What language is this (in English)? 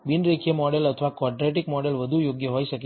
Gujarati